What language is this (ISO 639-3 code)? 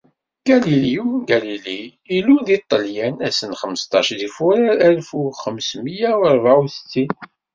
kab